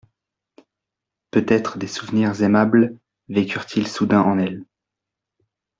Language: French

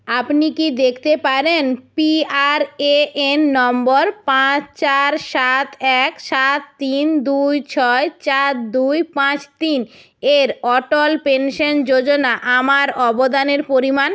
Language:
Bangla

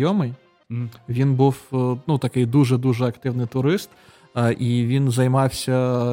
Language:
Ukrainian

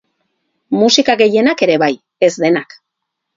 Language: Basque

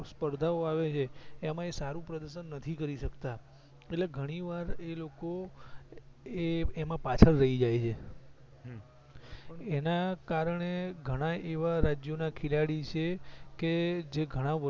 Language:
Gujarati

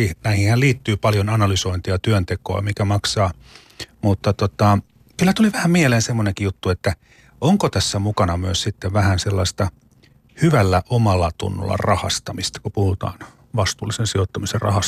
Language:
Finnish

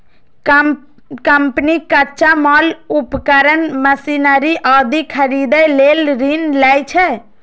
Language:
Maithili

